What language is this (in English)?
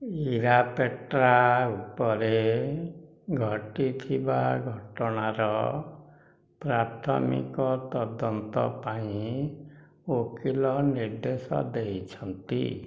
Odia